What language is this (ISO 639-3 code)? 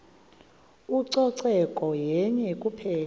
xho